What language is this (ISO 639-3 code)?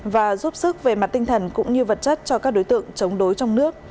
vie